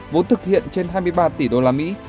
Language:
Vietnamese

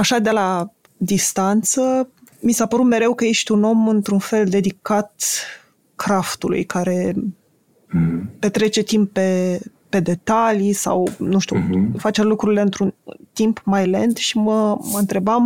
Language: Romanian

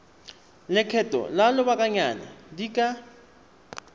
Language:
Tswana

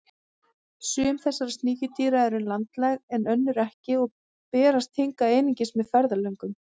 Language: Icelandic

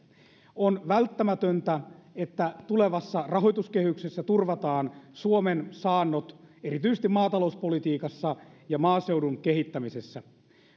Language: Finnish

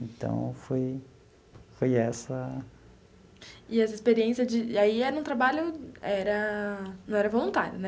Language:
Portuguese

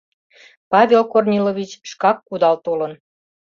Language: Mari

